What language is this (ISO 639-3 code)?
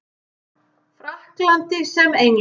isl